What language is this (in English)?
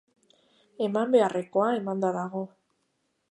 Basque